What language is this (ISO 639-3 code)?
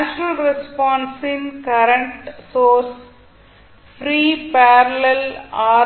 tam